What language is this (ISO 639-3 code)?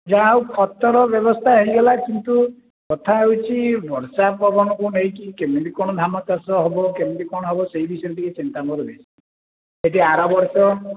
ori